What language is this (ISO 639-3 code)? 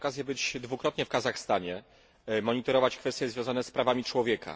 pol